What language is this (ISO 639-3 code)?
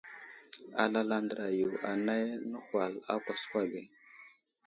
udl